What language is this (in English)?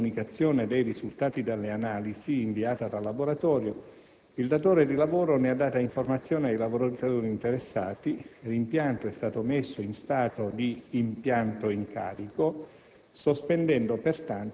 Italian